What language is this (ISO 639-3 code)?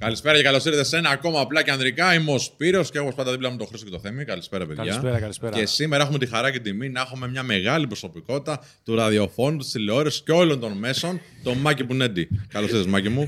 ell